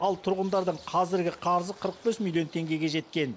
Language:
Kazakh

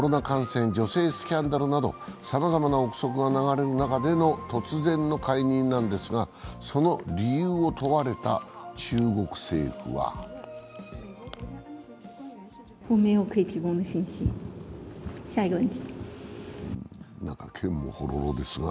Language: Japanese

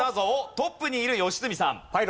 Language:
Japanese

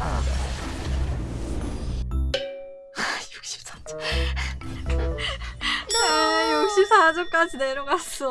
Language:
Korean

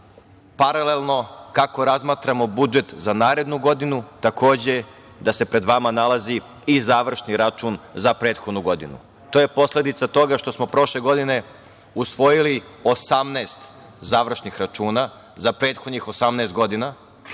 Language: Serbian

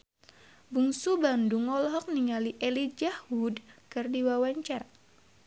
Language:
Sundanese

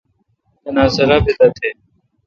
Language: Kalkoti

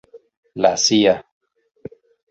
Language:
Spanish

